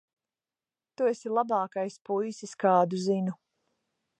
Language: Latvian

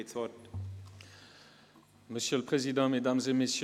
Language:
Swiss German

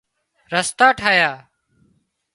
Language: Wadiyara Koli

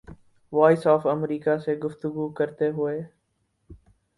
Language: Urdu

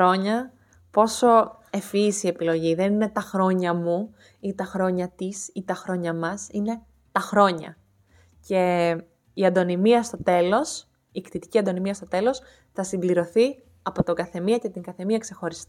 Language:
Greek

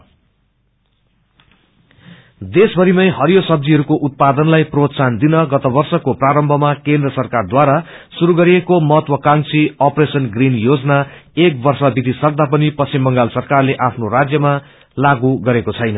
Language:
Nepali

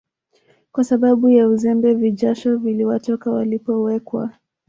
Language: Swahili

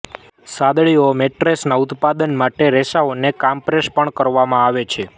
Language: Gujarati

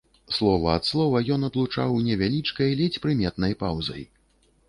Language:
Belarusian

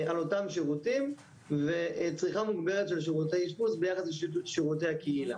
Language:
Hebrew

